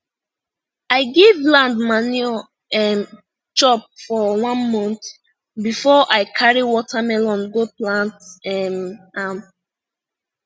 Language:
Nigerian Pidgin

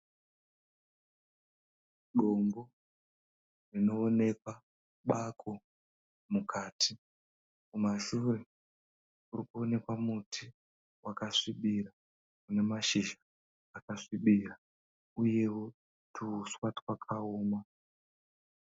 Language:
Shona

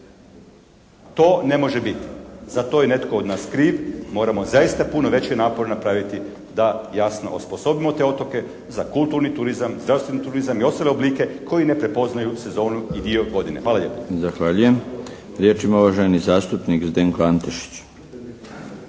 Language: Croatian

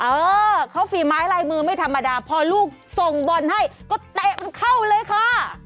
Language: Thai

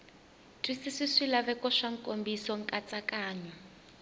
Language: Tsonga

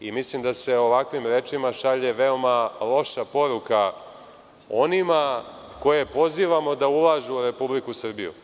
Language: Serbian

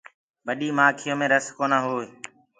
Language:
Gurgula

